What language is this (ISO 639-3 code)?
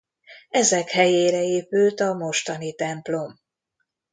hun